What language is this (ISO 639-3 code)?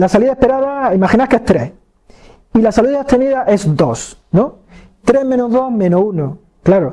spa